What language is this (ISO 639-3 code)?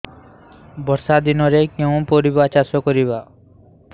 ori